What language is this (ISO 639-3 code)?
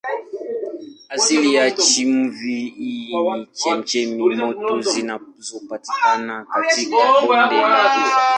swa